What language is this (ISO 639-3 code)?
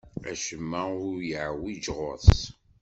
kab